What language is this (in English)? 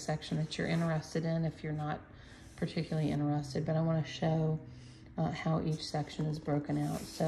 English